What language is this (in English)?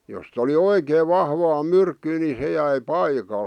Finnish